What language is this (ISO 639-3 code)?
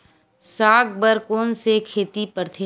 hne